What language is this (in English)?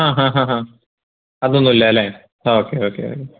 Malayalam